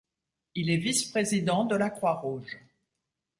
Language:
French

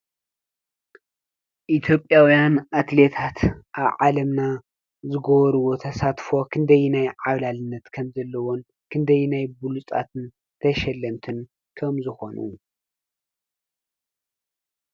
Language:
Tigrinya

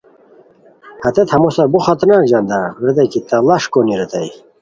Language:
Khowar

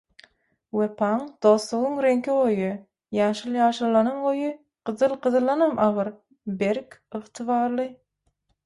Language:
Turkmen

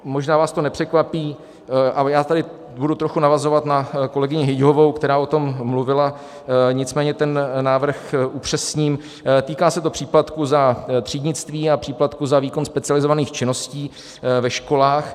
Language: Czech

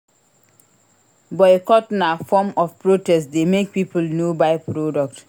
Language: Nigerian Pidgin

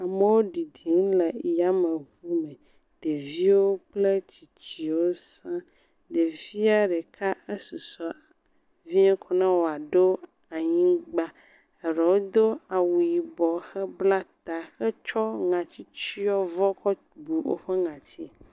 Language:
Ewe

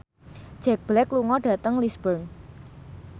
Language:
Javanese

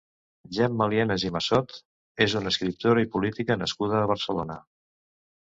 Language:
Catalan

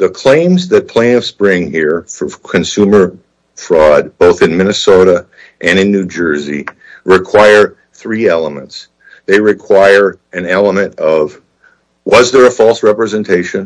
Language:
English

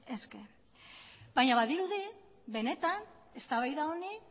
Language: Basque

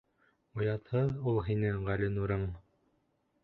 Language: Bashkir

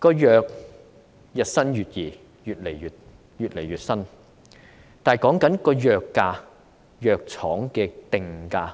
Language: Cantonese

